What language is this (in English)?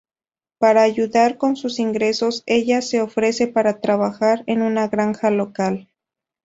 Spanish